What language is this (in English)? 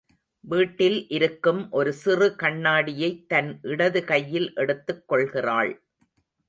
Tamil